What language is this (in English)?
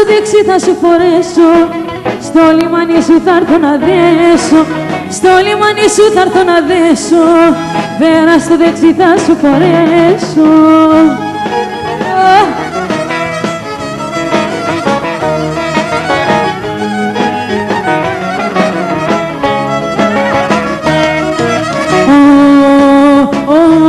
Greek